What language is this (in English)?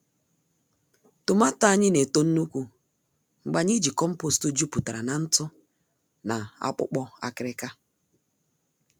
Igbo